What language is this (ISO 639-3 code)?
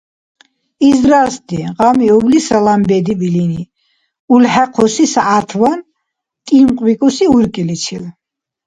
dar